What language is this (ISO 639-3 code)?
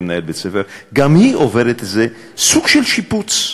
heb